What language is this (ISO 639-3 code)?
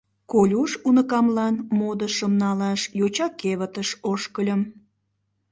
chm